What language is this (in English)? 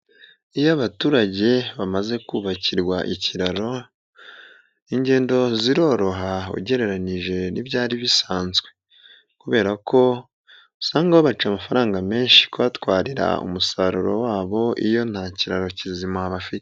Kinyarwanda